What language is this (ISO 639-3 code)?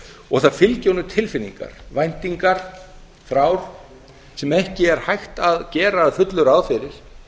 isl